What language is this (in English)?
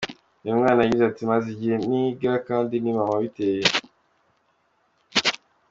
Kinyarwanda